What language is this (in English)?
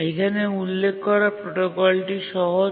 Bangla